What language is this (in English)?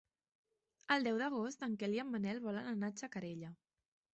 Catalan